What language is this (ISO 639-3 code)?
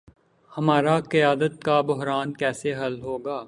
urd